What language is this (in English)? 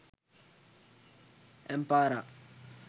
Sinhala